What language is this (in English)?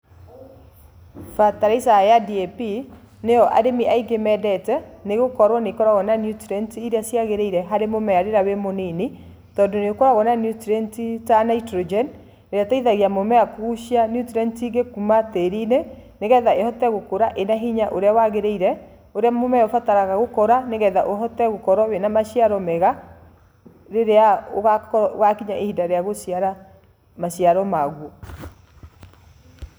Kikuyu